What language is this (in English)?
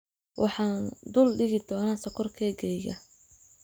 Somali